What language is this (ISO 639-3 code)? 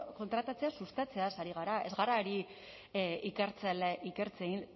eus